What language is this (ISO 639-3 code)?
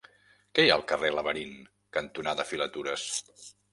cat